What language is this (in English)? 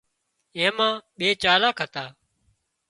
Wadiyara Koli